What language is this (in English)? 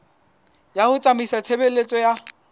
Southern Sotho